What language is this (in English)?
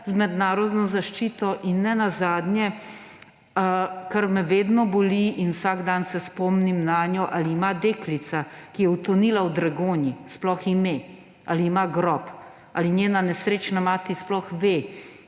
Slovenian